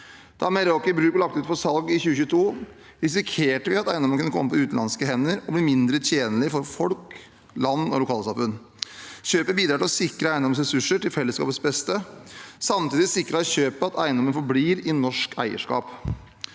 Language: Norwegian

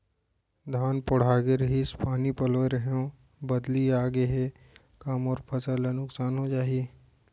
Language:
Chhattisgarhi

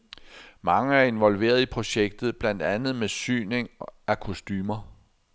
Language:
Danish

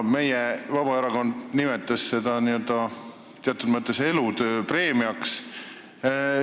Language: Estonian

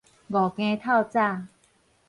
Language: Min Nan Chinese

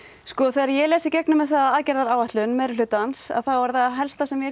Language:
Icelandic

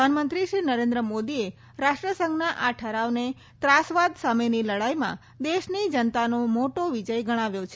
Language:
Gujarati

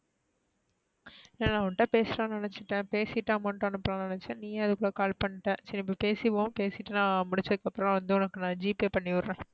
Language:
Tamil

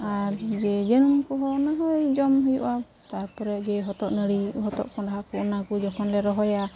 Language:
Santali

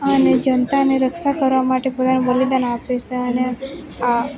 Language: Gujarati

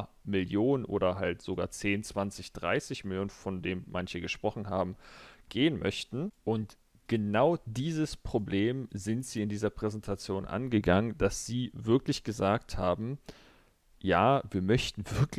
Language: German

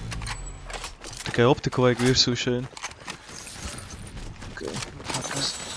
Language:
Latvian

